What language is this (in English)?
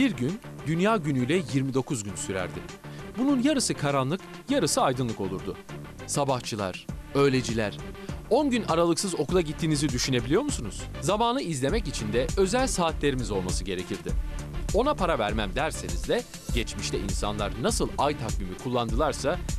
Turkish